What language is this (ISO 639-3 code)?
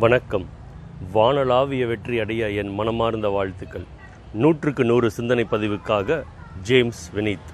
tam